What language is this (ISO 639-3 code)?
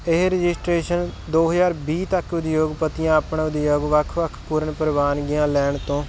pan